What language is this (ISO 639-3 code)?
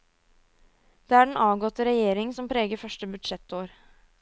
nor